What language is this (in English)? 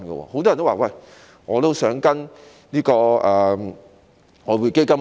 Cantonese